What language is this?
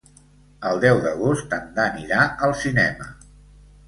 Catalan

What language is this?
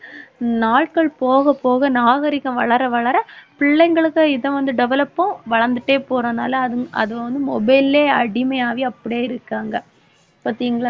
Tamil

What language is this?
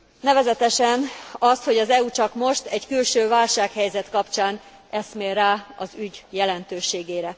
Hungarian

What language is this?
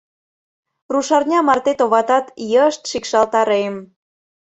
Mari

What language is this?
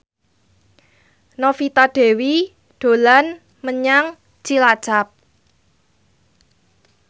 Javanese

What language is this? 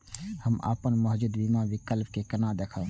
Maithili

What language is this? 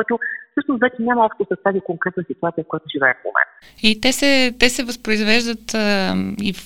Bulgarian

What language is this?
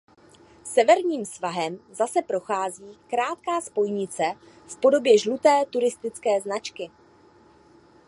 Czech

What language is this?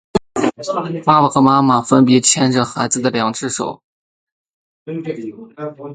Chinese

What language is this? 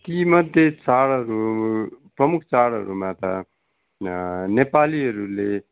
Nepali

